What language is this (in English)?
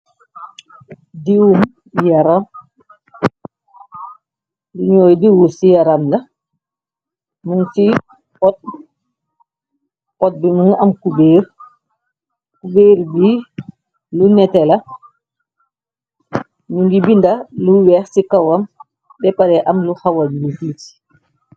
Wolof